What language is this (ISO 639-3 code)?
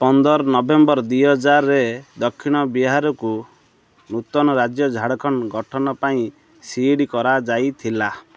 ori